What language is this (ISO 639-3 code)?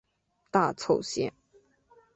zho